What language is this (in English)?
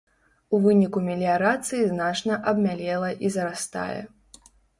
Belarusian